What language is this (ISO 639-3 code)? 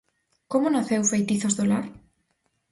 glg